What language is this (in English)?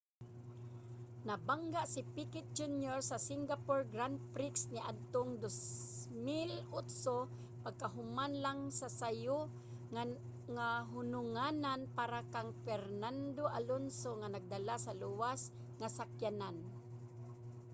Cebuano